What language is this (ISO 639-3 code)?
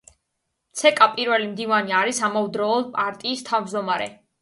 kat